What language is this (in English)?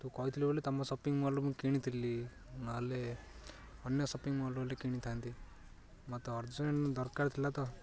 Odia